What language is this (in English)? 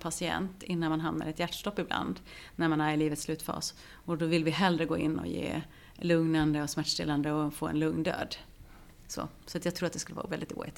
Swedish